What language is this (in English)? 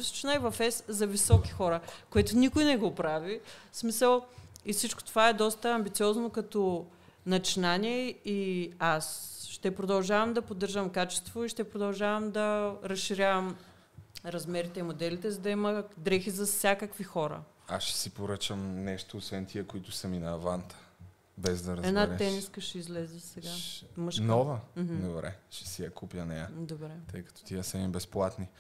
Bulgarian